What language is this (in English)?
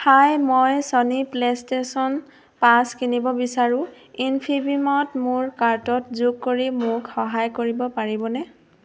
Assamese